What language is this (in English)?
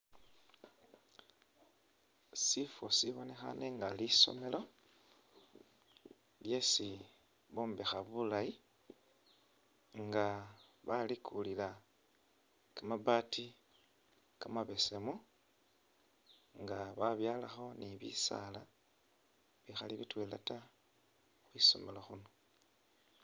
Masaaba